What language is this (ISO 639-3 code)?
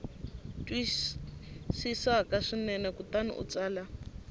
tso